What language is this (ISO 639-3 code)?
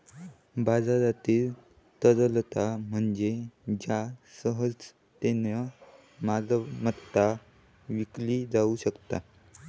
mar